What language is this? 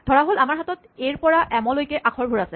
Assamese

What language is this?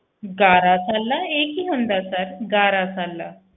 Punjabi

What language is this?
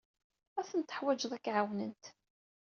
Kabyle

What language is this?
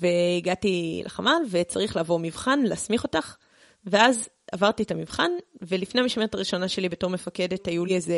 Hebrew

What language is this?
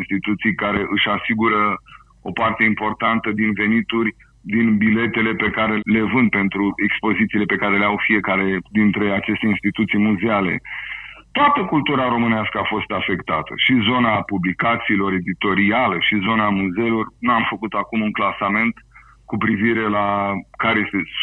Romanian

